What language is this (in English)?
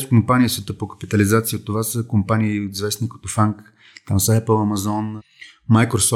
Bulgarian